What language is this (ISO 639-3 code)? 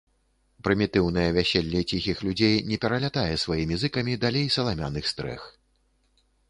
bel